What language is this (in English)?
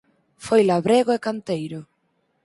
Galician